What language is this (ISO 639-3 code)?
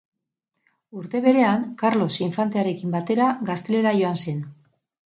eus